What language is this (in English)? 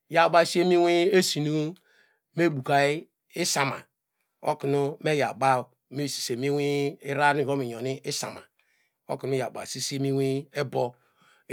Degema